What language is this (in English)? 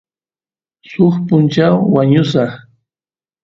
Santiago del Estero Quichua